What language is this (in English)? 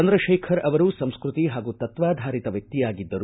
Kannada